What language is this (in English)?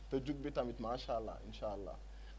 Wolof